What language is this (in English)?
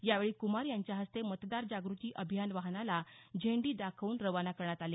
Marathi